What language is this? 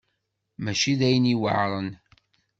Kabyle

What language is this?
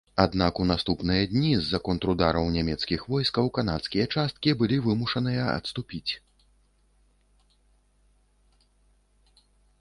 Belarusian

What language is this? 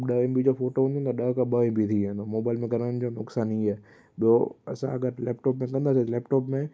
Sindhi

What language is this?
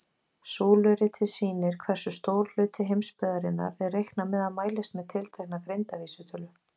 Icelandic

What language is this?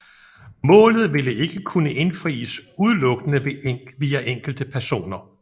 Danish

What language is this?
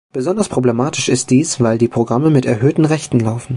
German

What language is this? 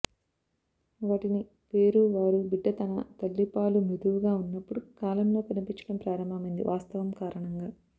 Telugu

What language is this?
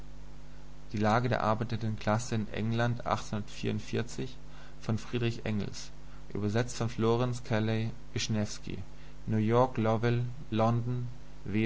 German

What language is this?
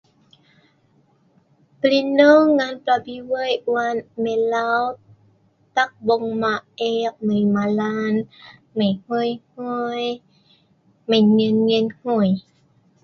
Sa'ban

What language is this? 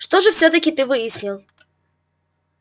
Russian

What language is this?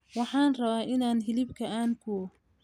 Somali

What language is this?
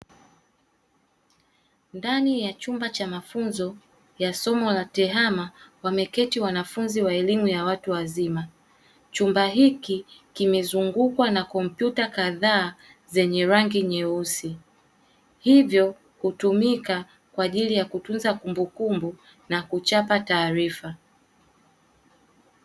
Swahili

